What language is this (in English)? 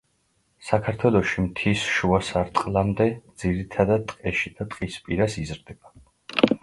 Georgian